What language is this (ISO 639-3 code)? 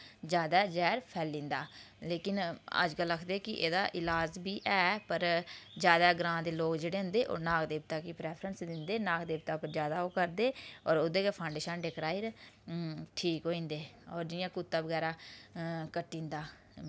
doi